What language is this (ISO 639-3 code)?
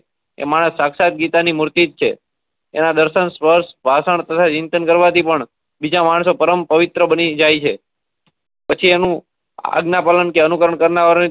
guj